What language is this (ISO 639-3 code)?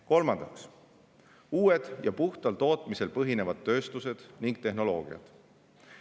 est